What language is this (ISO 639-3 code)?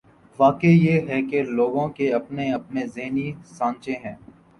urd